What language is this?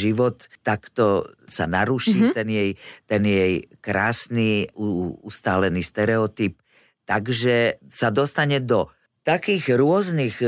Slovak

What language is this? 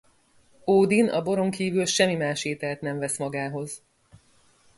Hungarian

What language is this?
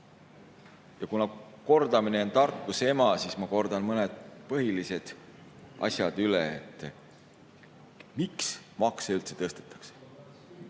Estonian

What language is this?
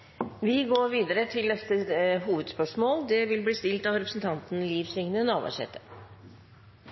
Norwegian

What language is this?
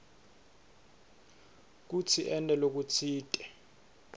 Swati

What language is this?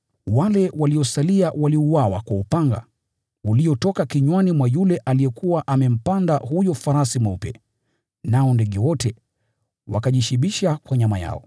Swahili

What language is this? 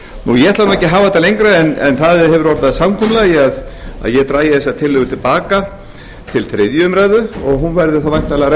Icelandic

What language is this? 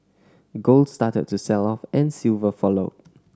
English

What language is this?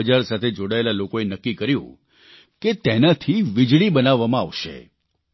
Gujarati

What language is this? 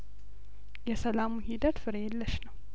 Amharic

